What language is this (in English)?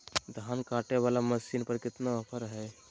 Magahi